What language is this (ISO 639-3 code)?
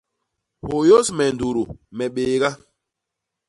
bas